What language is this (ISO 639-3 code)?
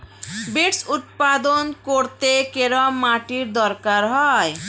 ben